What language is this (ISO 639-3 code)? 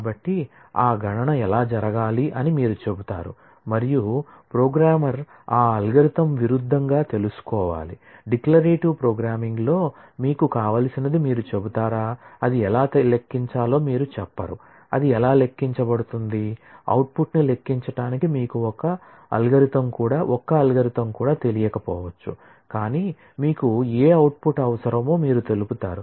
tel